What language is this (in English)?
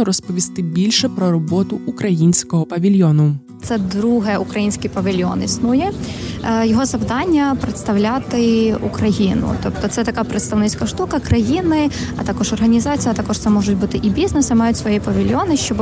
Ukrainian